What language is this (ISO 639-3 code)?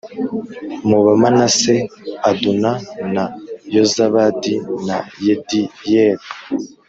kin